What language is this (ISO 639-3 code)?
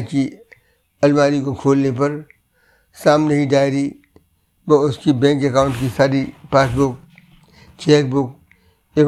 hin